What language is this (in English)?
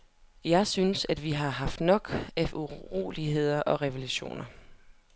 Danish